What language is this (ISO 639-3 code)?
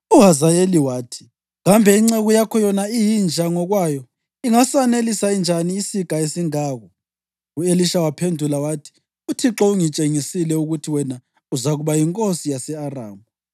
nde